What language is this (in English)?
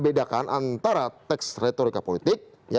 Indonesian